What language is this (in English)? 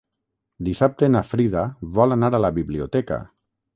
Catalan